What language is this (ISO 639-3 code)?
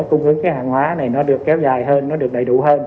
vie